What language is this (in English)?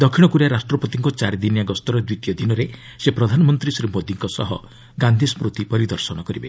Odia